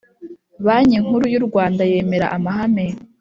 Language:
Kinyarwanda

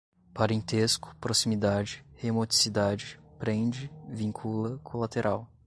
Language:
Portuguese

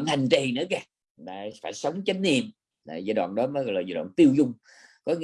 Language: Vietnamese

